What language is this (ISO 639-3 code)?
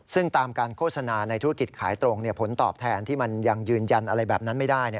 tha